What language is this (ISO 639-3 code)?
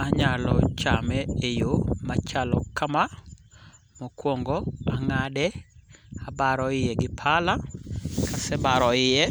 luo